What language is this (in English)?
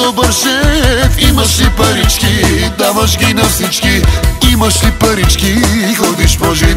Romanian